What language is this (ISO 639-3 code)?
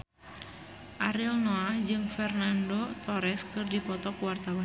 sun